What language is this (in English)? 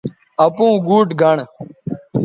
Bateri